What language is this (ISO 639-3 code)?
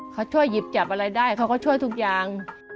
tha